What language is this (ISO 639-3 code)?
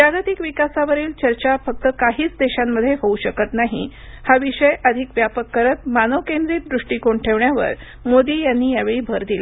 mar